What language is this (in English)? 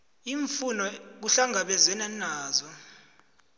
South Ndebele